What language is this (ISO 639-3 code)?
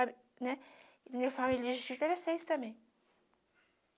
por